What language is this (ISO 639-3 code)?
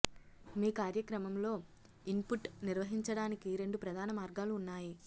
tel